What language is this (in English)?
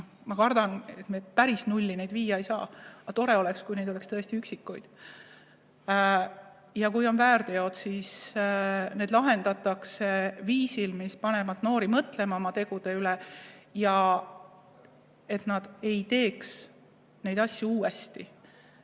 Estonian